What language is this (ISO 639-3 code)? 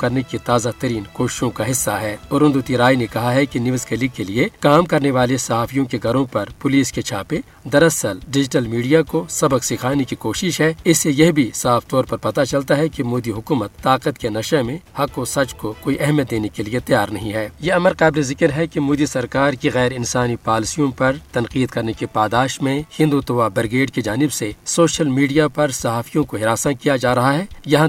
urd